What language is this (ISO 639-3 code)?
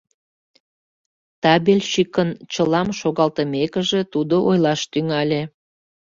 chm